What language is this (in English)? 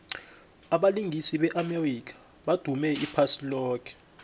South Ndebele